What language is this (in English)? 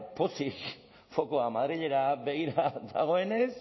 Basque